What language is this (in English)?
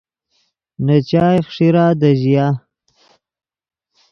Yidgha